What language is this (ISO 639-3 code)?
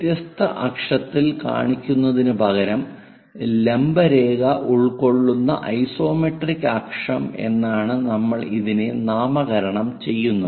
mal